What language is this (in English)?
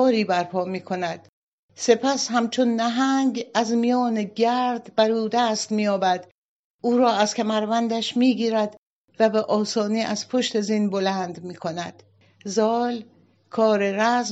Persian